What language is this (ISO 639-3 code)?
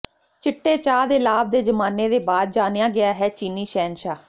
pan